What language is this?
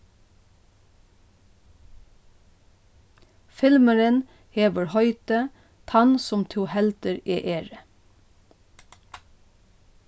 Faroese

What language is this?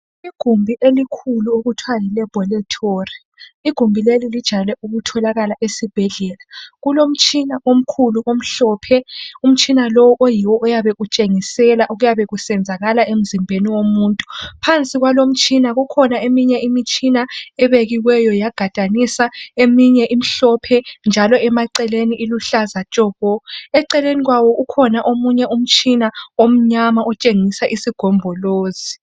North Ndebele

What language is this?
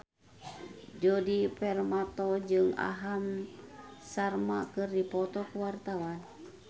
Sundanese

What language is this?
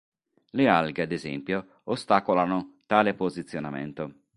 Italian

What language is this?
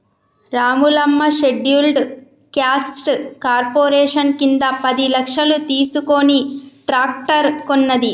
Telugu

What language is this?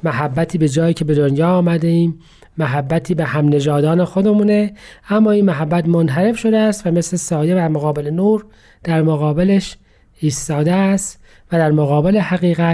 Persian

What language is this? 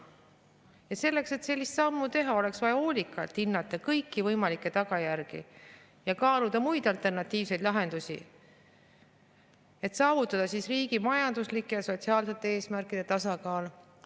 Estonian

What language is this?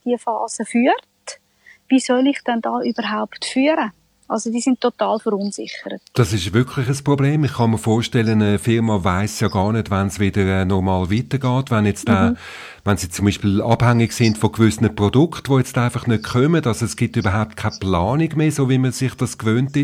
German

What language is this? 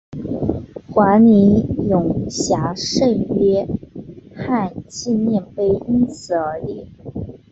Chinese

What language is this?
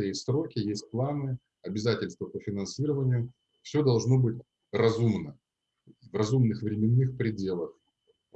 Russian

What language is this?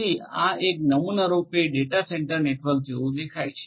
Gujarati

